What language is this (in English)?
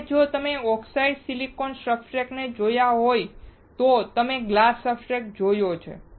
Gujarati